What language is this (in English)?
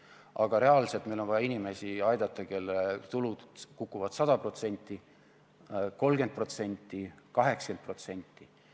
Estonian